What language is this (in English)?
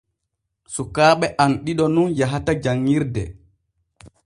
Borgu Fulfulde